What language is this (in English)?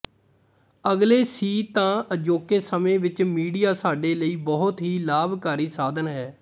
Punjabi